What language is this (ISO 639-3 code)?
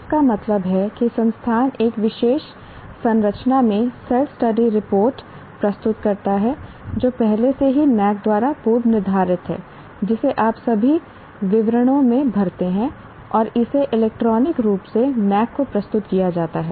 hin